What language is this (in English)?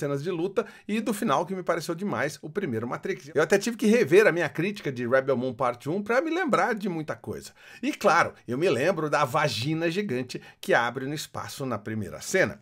Portuguese